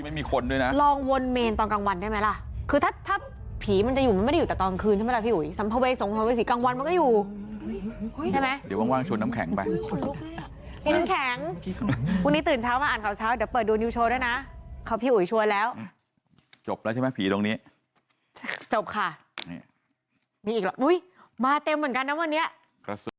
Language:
Thai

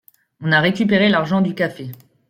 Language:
French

